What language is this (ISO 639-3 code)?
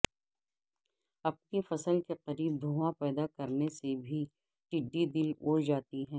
urd